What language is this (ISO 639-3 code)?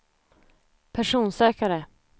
swe